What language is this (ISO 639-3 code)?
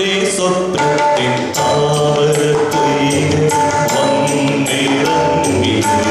ell